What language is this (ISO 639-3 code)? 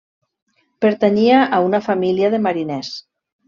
cat